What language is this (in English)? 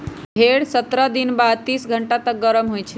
Magahi